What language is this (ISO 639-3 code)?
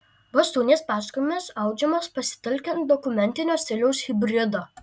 lit